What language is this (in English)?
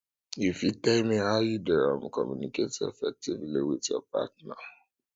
Nigerian Pidgin